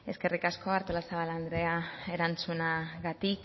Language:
Basque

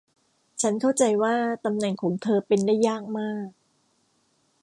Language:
Thai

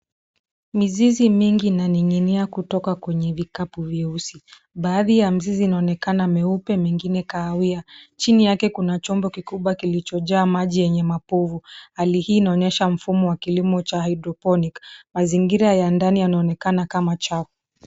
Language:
Swahili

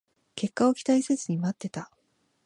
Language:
Japanese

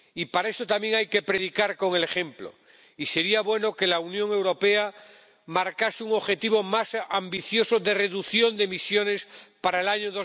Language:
Spanish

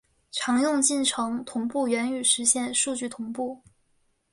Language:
Chinese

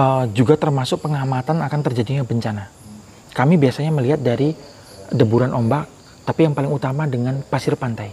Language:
Indonesian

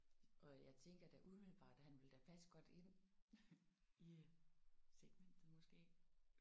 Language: Danish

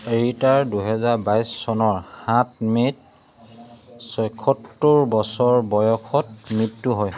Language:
Assamese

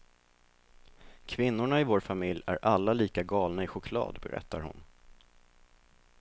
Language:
Swedish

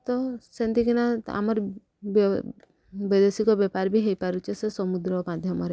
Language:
Odia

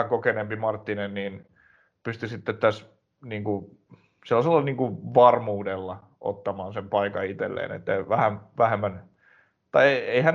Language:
Finnish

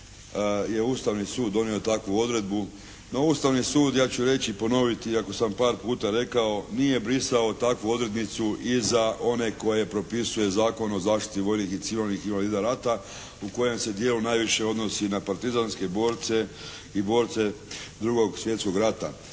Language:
Croatian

